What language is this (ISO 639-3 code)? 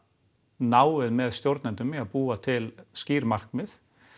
isl